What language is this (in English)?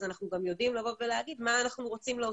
Hebrew